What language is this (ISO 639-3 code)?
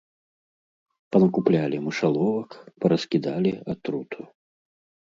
bel